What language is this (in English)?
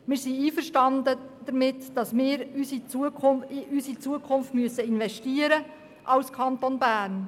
Swiss German